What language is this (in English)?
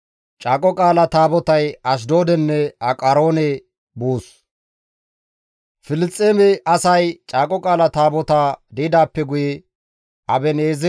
Gamo